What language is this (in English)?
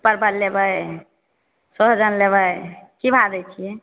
Maithili